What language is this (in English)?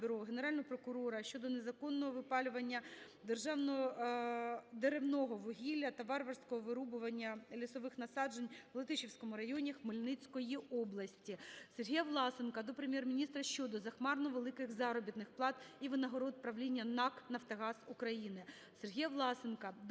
Ukrainian